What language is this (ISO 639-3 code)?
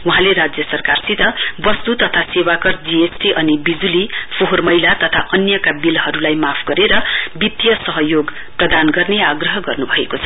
nep